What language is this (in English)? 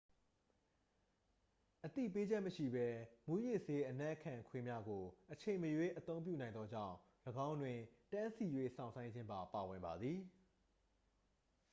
Burmese